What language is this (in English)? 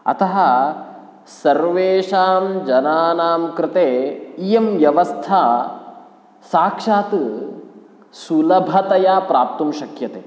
Sanskrit